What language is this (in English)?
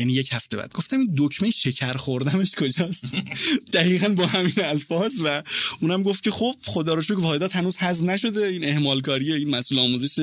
Persian